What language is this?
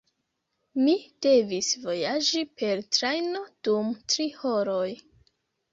Esperanto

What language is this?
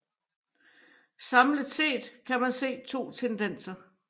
Danish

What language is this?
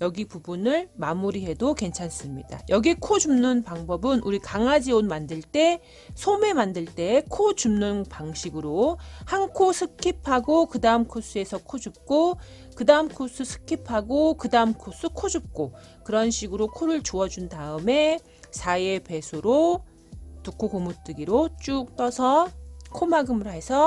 Korean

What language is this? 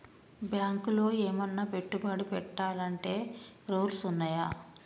Telugu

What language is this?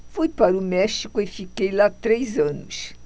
Portuguese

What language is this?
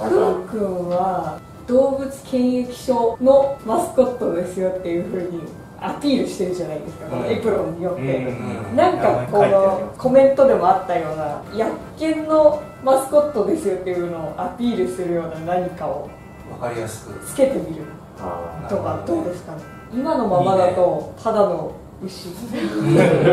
Japanese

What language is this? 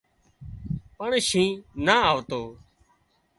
Wadiyara Koli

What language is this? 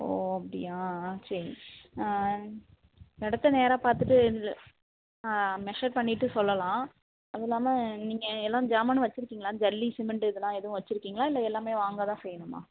Tamil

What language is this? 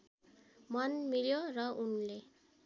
Nepali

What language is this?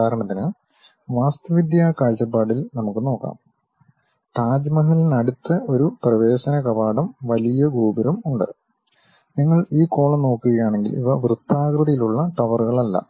Malayalam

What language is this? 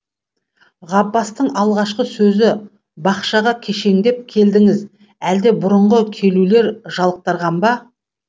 Kazakh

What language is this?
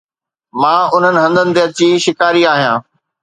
Sindhi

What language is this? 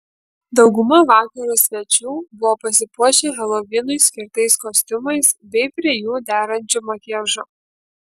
Lithuanian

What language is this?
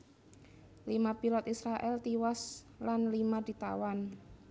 Javanese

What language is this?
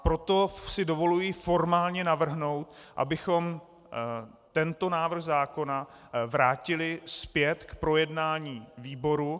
Czech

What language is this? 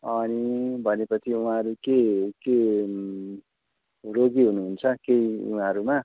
Nepali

